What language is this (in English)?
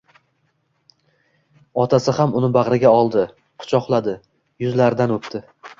Uzbek